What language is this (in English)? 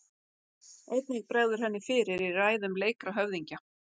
Icelandic